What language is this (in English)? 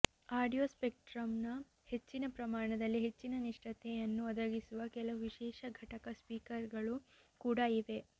Kannada